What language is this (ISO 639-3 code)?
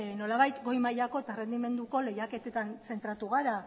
eus